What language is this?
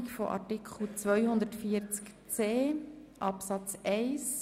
Swiss German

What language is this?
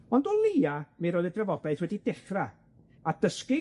Welsh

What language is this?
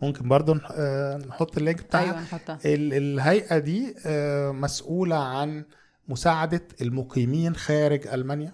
Arabic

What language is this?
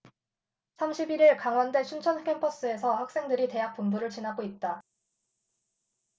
Korean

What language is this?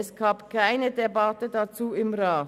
Swiss German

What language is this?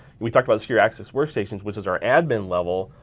English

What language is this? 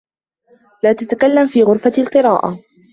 Arabic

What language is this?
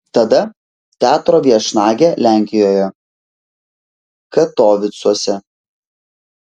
Lithuanian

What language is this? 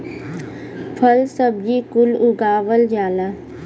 Bhojpuri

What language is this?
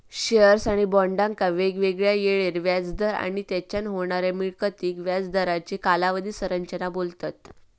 Marathi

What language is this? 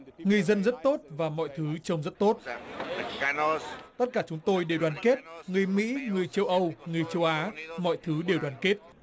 Vietnamese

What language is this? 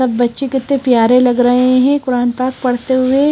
Hindi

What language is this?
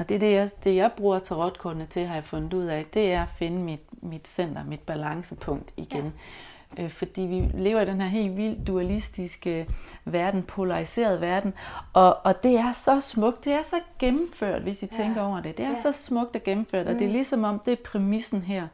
Danish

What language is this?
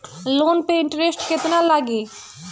Bhojpuri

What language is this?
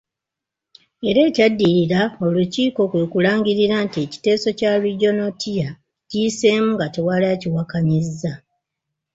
Ganda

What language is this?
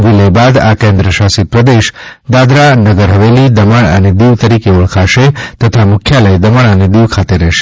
Gujarati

